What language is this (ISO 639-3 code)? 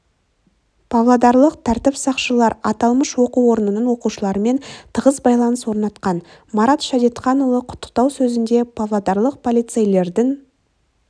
kaz